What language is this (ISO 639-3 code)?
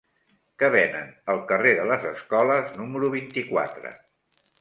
cat